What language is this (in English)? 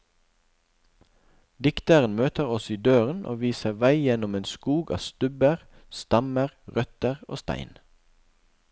Norwegian